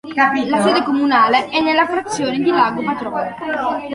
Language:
Italian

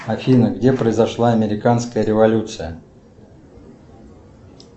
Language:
Russian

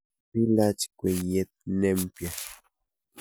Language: Kalenjin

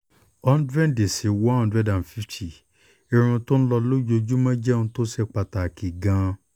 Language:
Yoruba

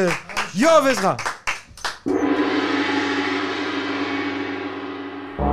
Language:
Hebrew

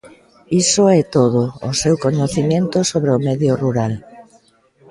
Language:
Galician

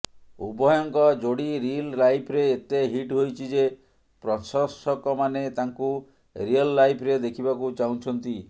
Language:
Odia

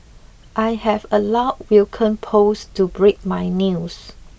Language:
English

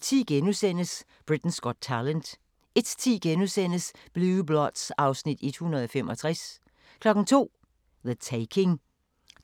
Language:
Danish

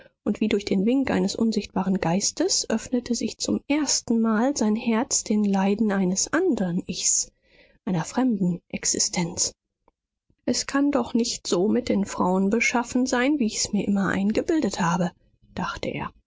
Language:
German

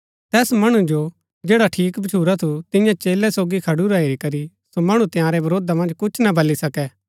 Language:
Gaddi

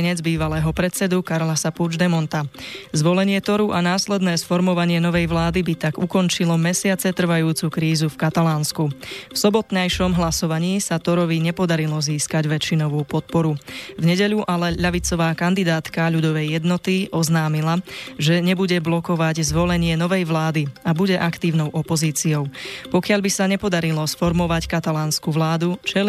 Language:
Slovak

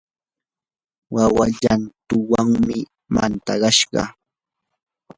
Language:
Yanahuanca Pasco Quechua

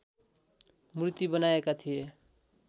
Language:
Nepali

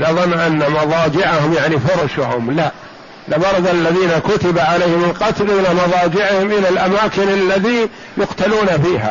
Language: Arabic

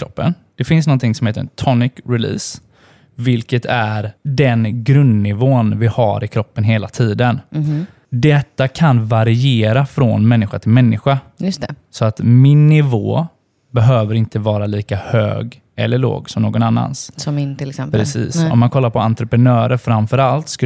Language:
Swedish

